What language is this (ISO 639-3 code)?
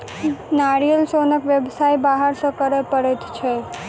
mai